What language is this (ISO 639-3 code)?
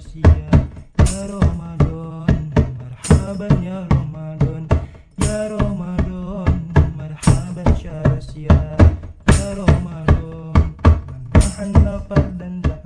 sun